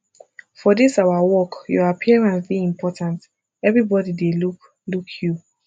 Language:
Nigerian Pidgin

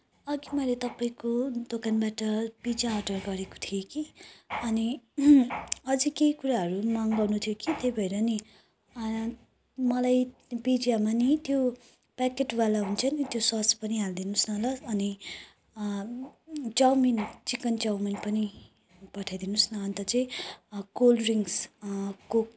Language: Nepali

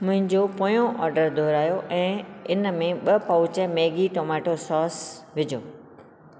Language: Sindhi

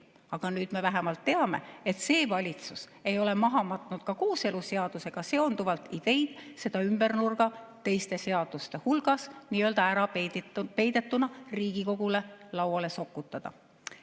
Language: Estonian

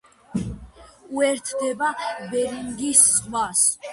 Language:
Georgian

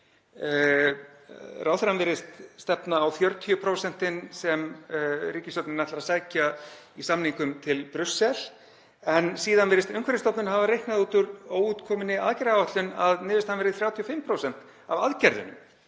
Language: Icelandic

